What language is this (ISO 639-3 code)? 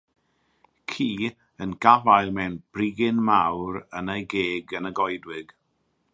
cym